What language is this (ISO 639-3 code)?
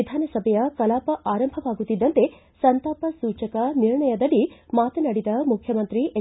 kan